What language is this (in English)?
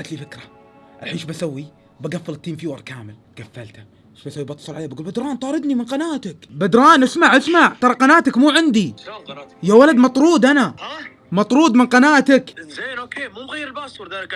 Arabic